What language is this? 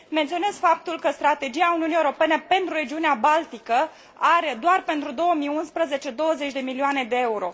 Romanian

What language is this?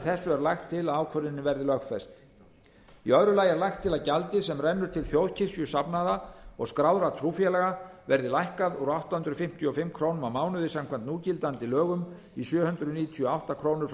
Icelandic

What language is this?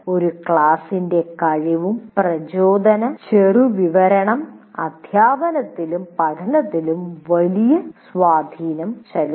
Malayalam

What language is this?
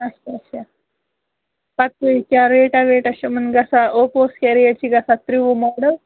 Kashmiri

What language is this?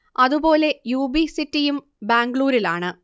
Malayalam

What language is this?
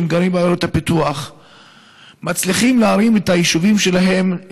Hebrew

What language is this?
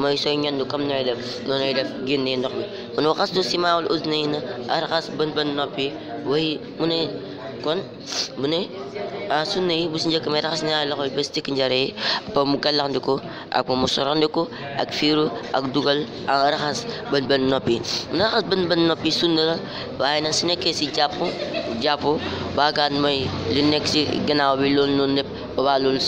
Indonesian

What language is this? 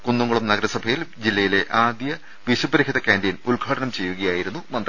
Malayalam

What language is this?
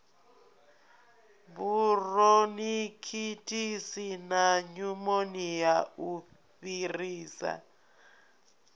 Venda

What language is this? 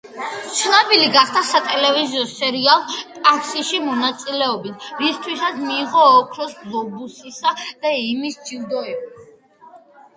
Georgian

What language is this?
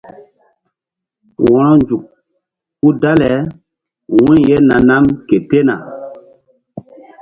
Mbum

